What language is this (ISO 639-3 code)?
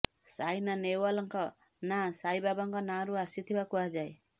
ori